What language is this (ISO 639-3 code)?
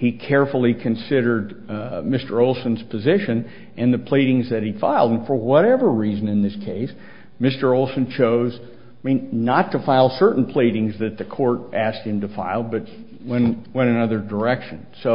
eng